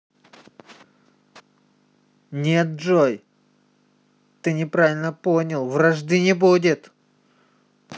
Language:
Russian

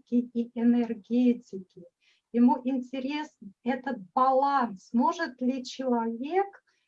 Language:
Russian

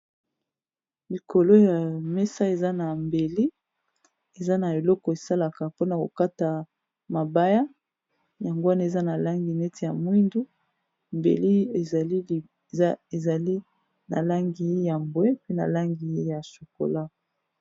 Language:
Lingala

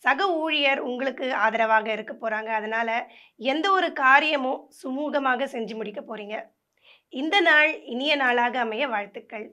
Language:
Korean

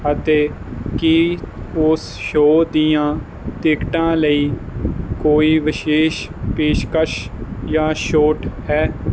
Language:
Punjabi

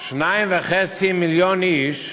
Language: Hebrew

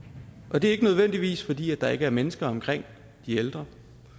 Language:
Danish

